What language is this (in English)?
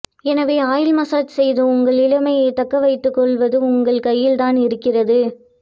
Tamil